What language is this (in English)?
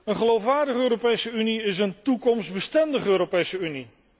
Dutch